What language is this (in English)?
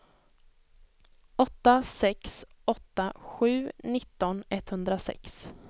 Swedish